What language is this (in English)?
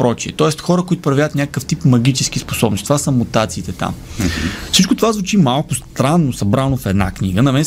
Bulgarian